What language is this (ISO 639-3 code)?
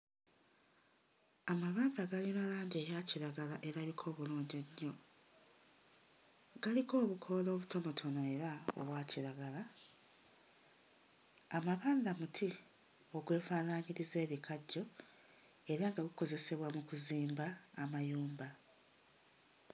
lug